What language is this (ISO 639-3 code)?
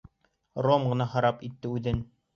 bak